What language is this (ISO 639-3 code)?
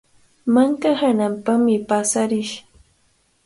qvl